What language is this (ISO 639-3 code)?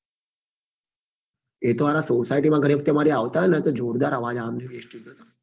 guj